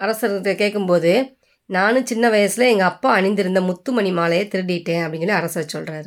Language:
Tamil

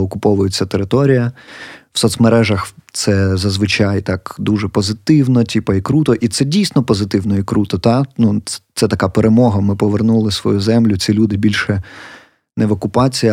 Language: Ukrainian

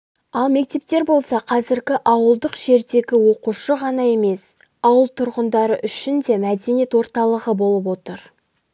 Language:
Kazakh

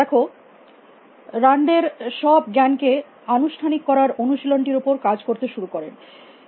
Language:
Bangla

